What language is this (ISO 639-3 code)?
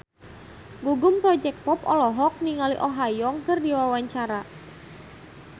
sun